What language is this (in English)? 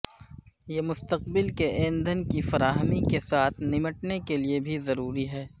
Urdu